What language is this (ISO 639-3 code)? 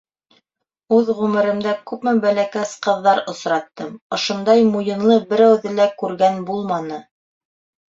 bak